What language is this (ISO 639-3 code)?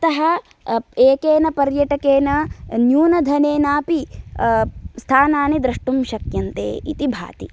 san